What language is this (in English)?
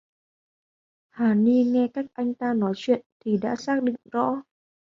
Vietnamese